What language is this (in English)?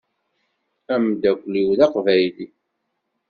Kabyle